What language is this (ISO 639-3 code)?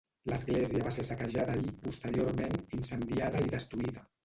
cat